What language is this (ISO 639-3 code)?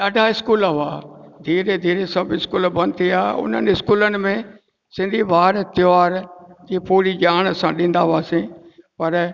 snd